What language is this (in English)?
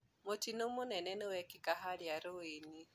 Kikuyu